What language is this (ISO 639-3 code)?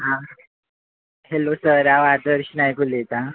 kok